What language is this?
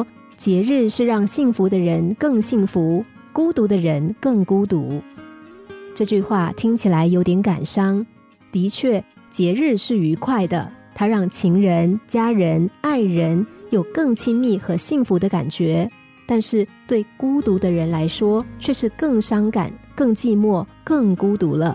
Chinese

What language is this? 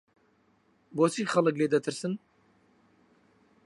Central Kurdish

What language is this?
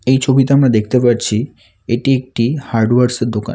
Bangla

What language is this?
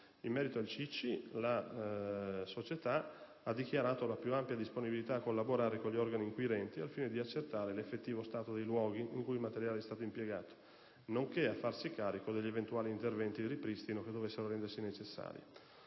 Italian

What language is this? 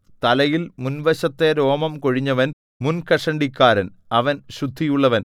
Malayalam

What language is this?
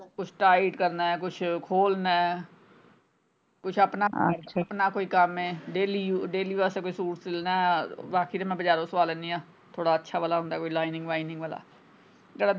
Punjabi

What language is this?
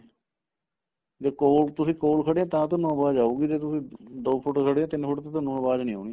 Punjabi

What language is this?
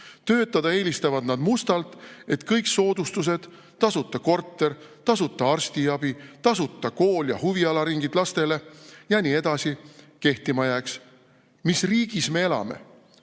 Estonian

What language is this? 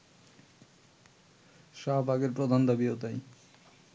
Bangla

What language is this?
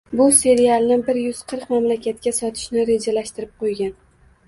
Uzbek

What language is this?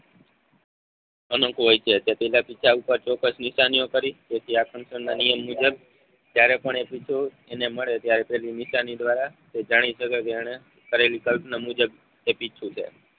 Gujarati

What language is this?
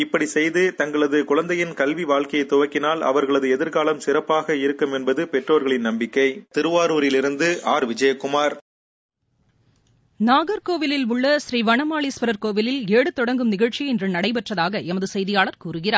Tamil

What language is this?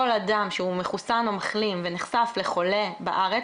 Hebrew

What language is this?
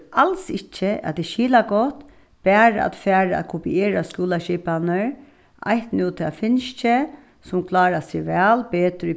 Faroese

